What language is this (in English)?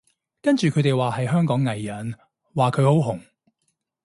Cantonese